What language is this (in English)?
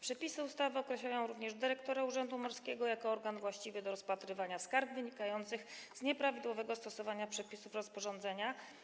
Polish